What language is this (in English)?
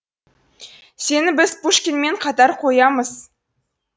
Kazakh